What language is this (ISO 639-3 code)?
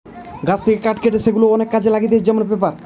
ben